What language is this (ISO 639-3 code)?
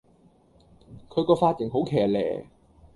yue